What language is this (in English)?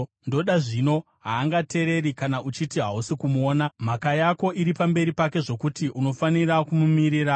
Shona